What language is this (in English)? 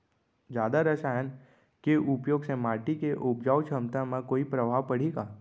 Chhattisgarhi